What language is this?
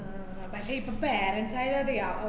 Malayalam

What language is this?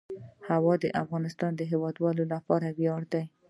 Pashto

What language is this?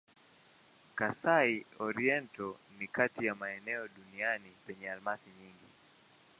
Swahili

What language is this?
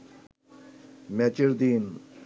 Bangla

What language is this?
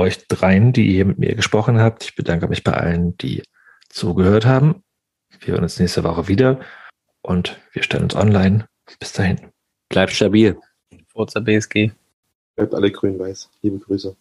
German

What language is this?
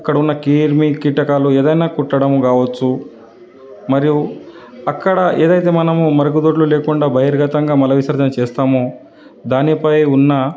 Telugu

